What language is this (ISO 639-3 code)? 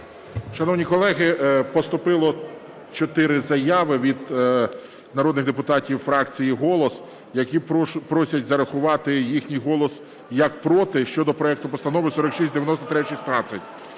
ukr